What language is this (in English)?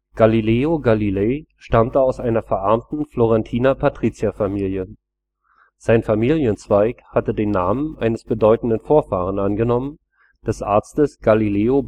German